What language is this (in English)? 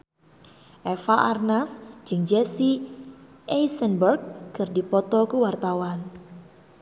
Sundanese